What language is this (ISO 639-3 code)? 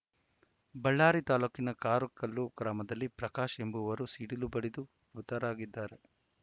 kan